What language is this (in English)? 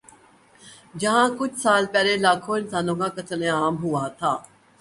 Urdu